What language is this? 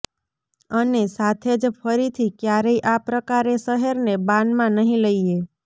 Gujarati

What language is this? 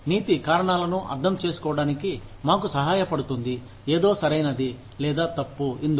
Telugu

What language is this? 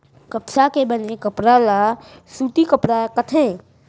Chhattisgarhi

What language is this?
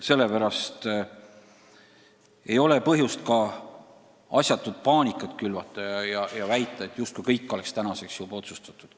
Estonian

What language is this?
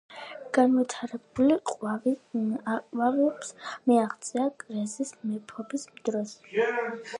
Georgian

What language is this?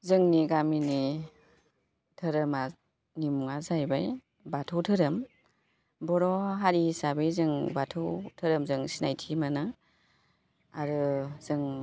Bodo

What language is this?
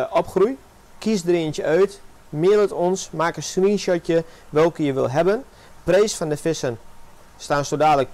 Dutch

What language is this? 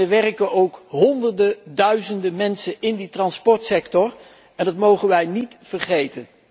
Dutch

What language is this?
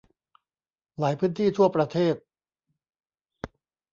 Thai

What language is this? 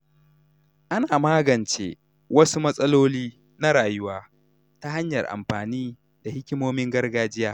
Hausa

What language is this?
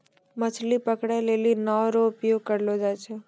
Maithili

